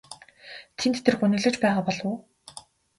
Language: Mongolian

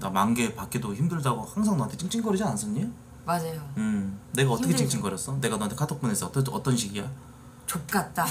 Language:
Korean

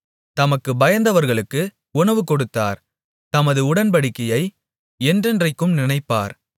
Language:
Tamil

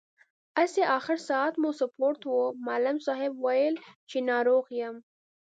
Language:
Pashto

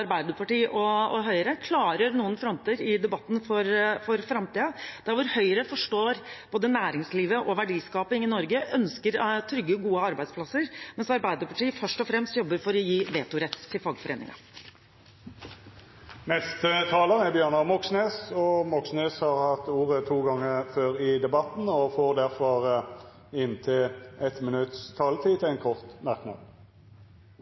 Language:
Norwegian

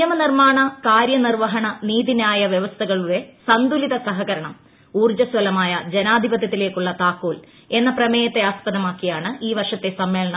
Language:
Malayalam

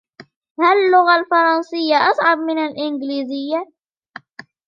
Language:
Arabic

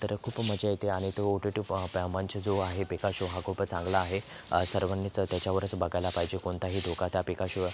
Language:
Marathi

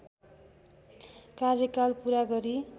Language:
Nepali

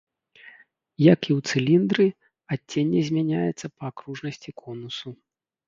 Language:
Belarusian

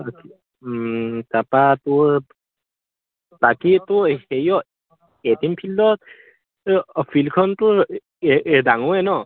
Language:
Assamese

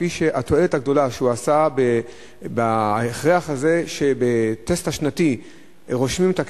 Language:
Hebrew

